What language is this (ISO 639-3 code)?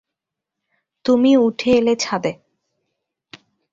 ben